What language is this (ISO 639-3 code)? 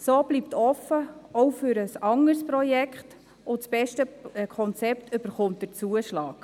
gsw